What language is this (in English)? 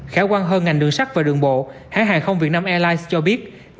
Vietnamese